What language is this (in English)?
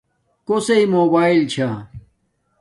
Domaaki